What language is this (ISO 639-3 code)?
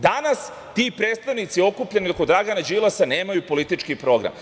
srp